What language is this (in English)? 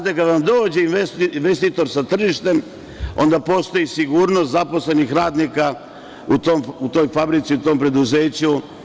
Serbian